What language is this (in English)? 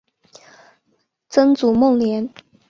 Chinese